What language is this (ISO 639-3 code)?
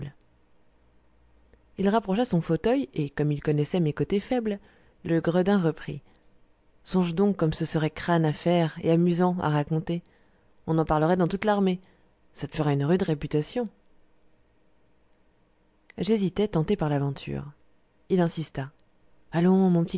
fra